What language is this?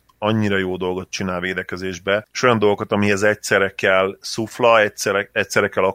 Hungarian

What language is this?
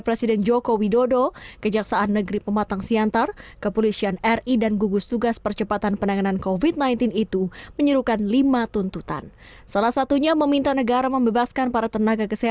Indonesian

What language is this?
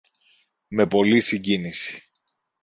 Greek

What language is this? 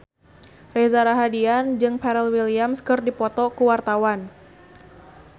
Sundanese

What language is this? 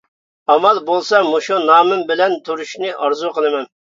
Uyghur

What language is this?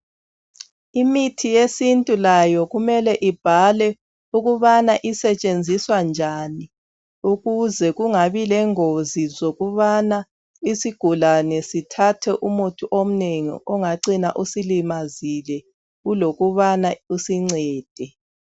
North Ndebele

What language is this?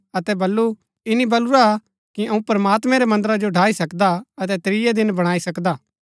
Gaddi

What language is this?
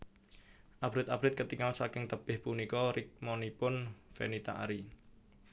Javanese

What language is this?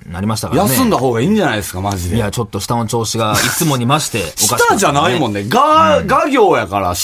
Japanese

